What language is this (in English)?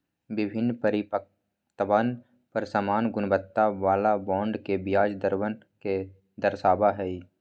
Magahi